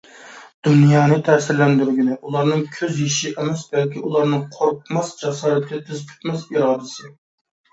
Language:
Uyghur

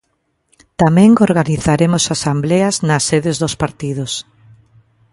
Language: Galician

